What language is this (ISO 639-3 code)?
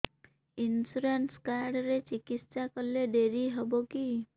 ori